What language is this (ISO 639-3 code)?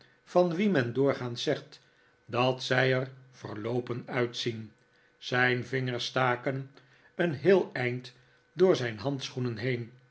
nld